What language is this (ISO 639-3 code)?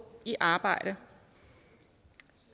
dan